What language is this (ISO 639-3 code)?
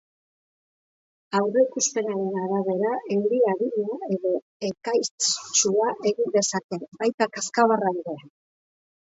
eus